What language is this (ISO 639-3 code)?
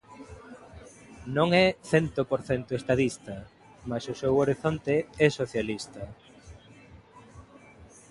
glg